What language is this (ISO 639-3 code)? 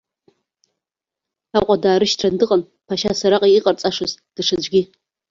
abk